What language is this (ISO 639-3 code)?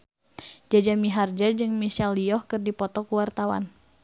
sun